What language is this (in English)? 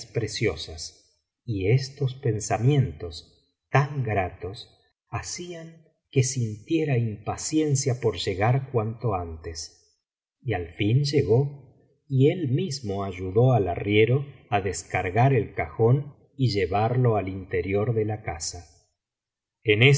Spanish